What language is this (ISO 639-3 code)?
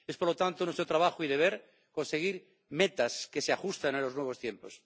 spa